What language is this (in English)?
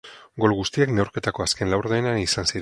Basque